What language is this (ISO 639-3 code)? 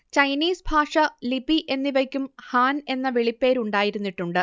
mal